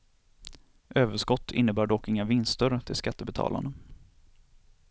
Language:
Swedish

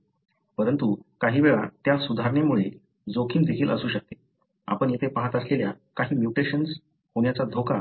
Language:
Marathi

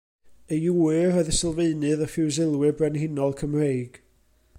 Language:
Welsh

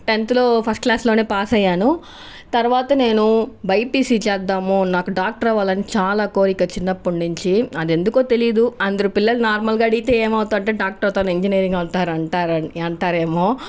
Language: Telugu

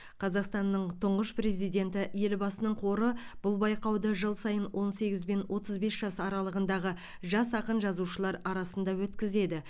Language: Kazakh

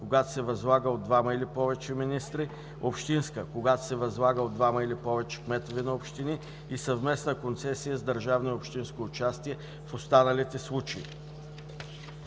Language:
Bulgarian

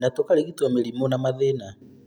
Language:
Kikuyu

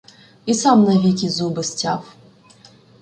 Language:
Ukrainian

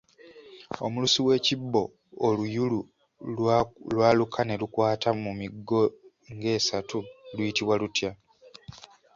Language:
Ganda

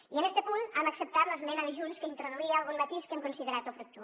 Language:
Catalan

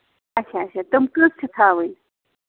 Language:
Kashmiri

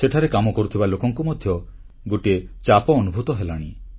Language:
Odia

